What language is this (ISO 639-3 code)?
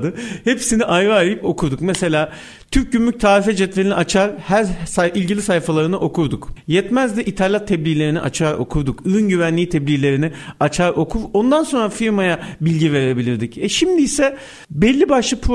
tur